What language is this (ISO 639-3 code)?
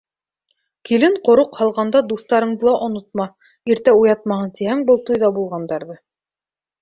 bak